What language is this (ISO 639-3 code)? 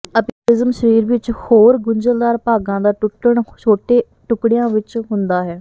pan